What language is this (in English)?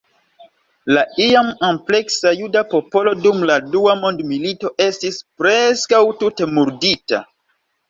Esperanto